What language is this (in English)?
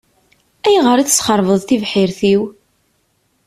Kabyle